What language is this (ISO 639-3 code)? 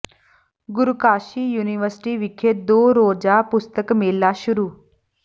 pan